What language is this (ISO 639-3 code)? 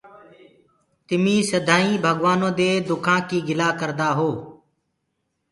ggg